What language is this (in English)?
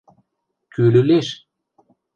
Western Mari